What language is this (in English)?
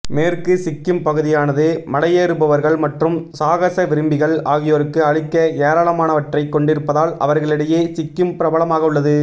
Tamil